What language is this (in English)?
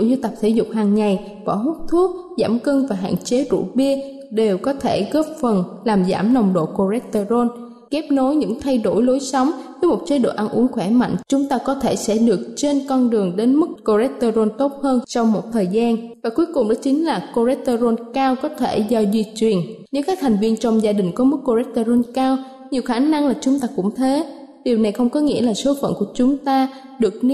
Vietnamese